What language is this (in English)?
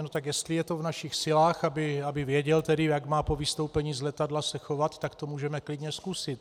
Czech